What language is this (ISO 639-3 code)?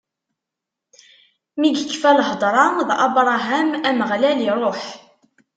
kab